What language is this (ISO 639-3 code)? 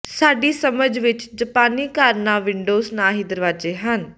pan